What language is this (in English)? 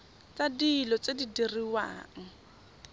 Tswana